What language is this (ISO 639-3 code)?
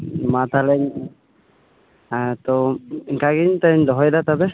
sat